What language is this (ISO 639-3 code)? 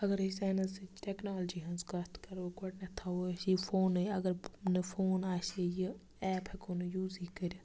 kas